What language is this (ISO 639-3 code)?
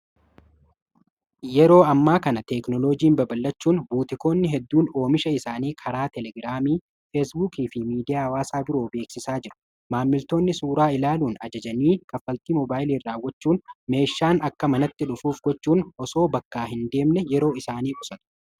orm